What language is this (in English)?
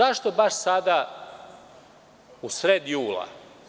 Serbian